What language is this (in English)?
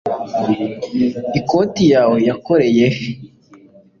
Kinyarwanda